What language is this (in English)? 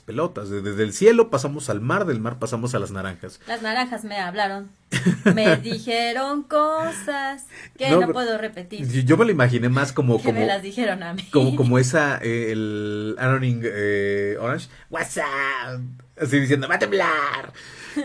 Spanish